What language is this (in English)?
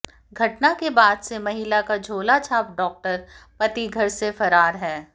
Hindi